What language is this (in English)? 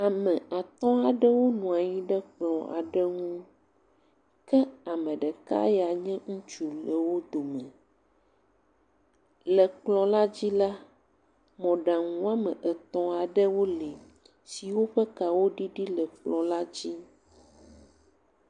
Ewe